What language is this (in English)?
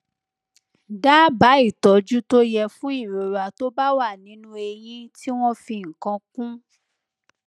Yoruba